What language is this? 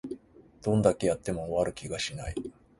Japanese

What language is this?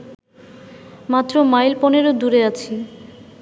Bangla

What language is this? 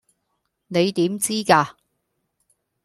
Cantonese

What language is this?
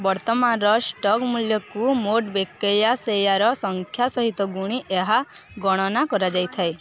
Odia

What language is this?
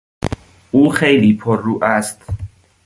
Persian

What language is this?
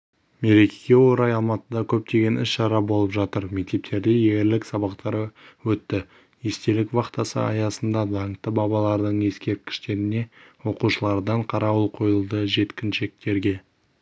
Kazakh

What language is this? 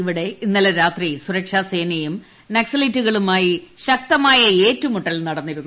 Malayalam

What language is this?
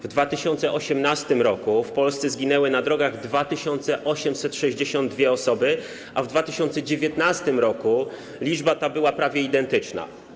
Polish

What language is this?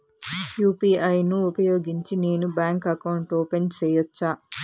Telugu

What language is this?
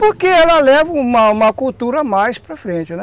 Portuguese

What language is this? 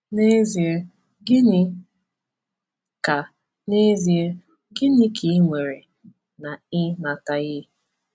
Igbo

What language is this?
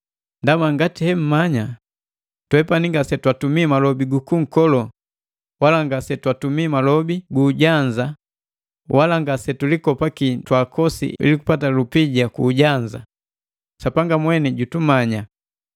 Matengo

